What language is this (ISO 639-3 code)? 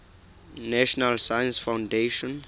sot